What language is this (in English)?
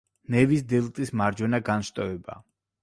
Georgian